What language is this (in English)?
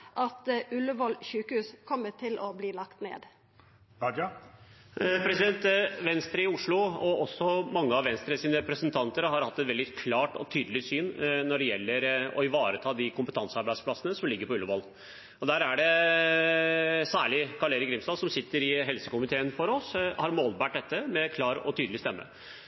Norwegian